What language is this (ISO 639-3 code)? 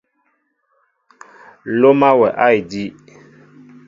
mbo